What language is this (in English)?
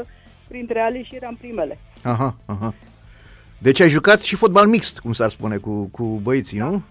Romanian